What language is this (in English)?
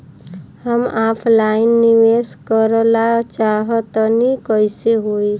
Bhojpuri